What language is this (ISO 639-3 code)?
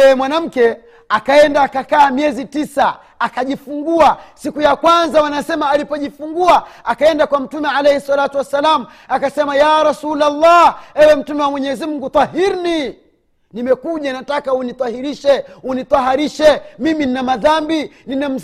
swa